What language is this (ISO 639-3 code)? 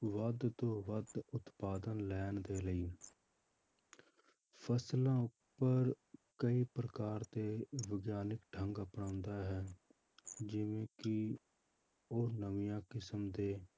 pan